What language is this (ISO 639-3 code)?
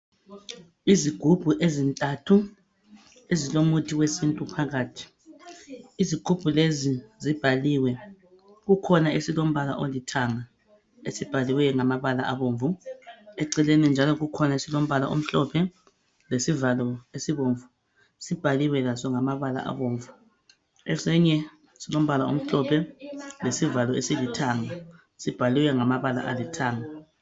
nde